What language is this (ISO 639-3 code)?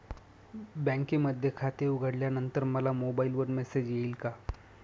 mar